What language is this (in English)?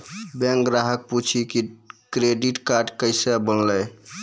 Maithili